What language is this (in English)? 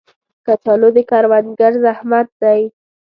Pashto